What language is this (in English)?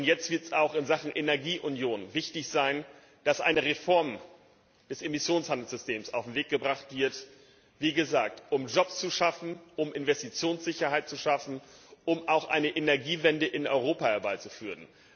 German